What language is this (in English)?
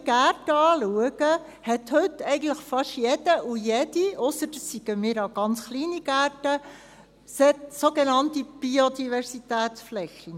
Swiss German